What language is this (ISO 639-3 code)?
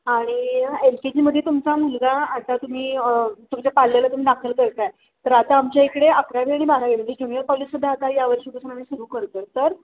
mar